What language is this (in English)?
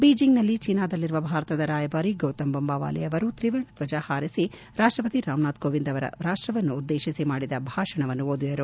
Kannada